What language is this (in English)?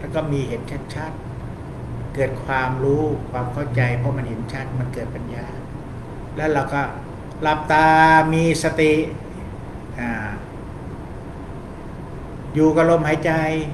Thai